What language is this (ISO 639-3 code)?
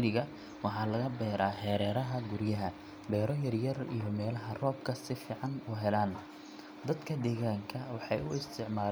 som